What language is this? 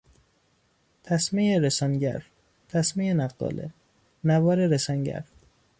Persian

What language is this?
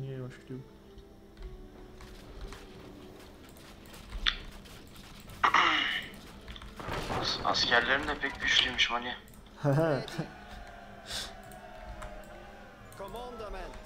Turkish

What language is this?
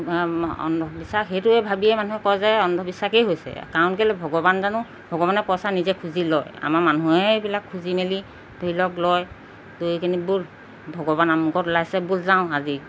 Assamese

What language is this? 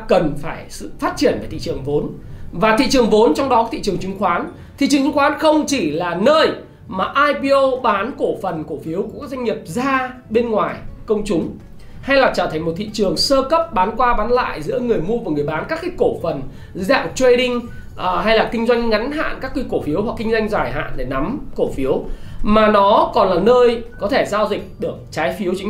Vietnamese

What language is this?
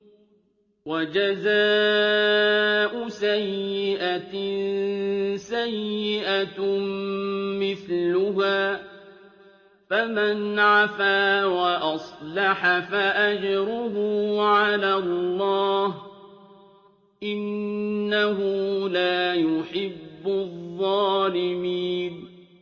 Arabic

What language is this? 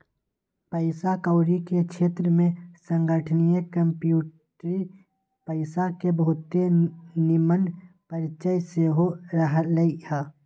Magahi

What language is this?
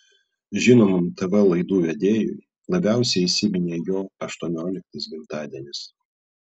Lithuanian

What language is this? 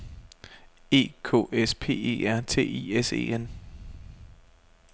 Danish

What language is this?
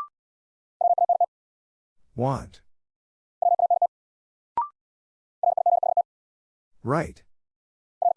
English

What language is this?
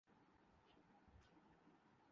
Urdu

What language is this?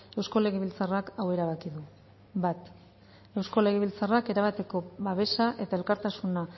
Basque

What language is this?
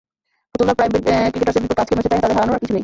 Bangla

